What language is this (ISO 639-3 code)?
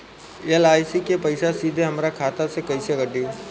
bho